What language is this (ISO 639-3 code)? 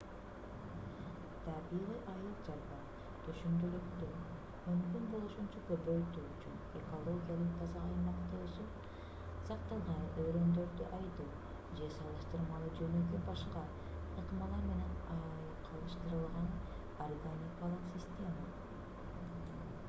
kir